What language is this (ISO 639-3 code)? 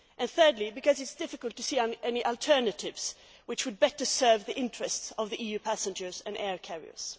eng